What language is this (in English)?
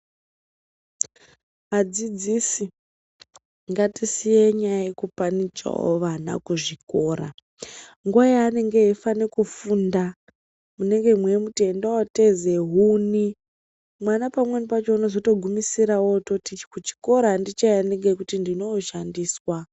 Ndau